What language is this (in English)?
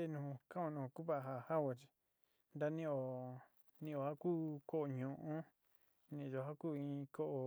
Sinicahua Mixtec